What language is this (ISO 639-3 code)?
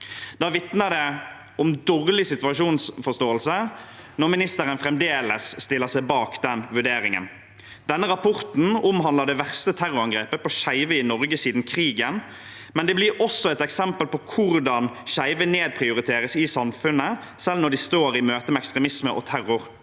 nor